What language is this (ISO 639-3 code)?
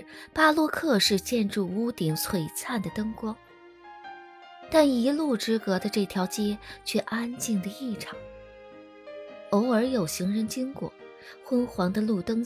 zho